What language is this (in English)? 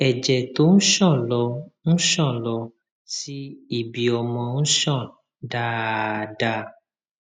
Yoruba